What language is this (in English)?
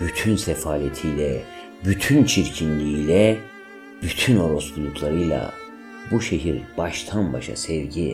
Turkish